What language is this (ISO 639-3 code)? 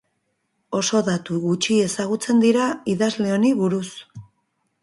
eus